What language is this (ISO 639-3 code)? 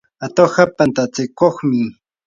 qur